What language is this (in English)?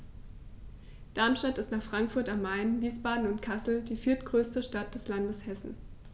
German